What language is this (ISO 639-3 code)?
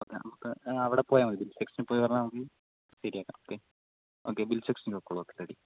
mal